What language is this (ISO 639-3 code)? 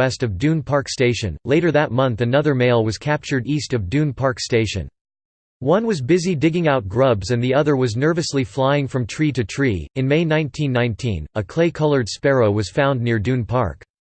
eng